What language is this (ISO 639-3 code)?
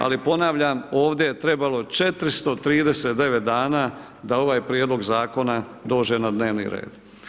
hrv